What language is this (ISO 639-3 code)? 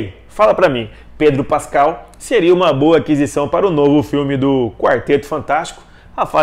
por